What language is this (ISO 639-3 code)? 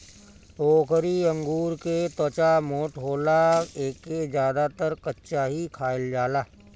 bho